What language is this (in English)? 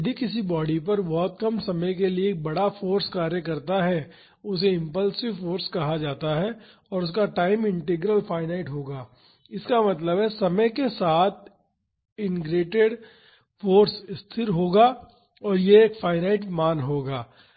Hindi